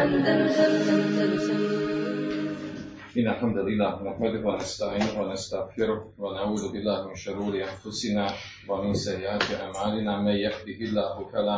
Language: Croatian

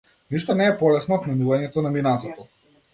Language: Macedonian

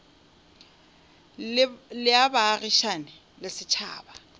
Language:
Northern Sotho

